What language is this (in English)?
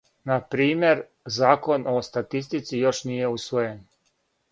Serbian